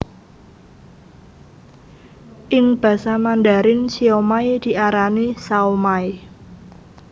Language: Javanese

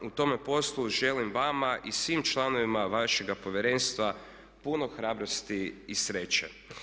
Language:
Croatian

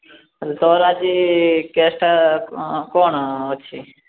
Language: Odia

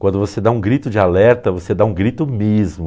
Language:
Portuguese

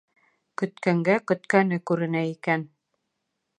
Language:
Bashkir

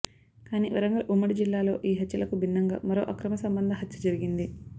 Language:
Telugu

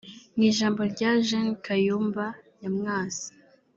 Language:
Kinyarwanda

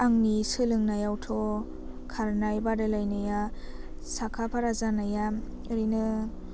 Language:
Bodo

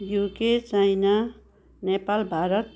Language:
Nepali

